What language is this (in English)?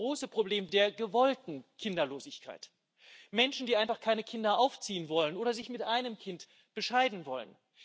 German